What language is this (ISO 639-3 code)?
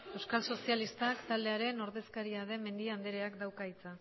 eus